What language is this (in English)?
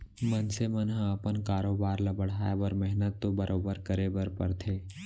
Chhattisgarhi